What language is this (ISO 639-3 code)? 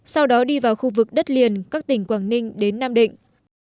vie